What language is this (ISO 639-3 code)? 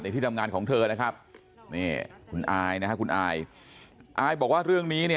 tha